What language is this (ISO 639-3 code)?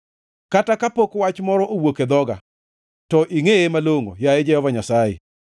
luo